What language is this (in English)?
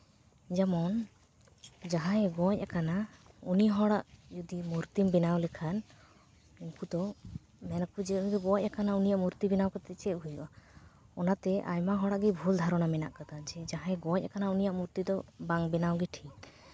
Santali